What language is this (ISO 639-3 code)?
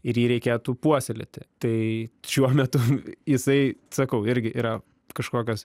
lit